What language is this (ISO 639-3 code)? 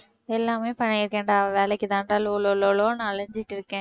tam